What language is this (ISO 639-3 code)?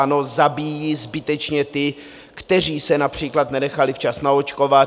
ces